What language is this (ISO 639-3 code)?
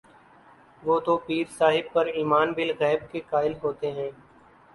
urd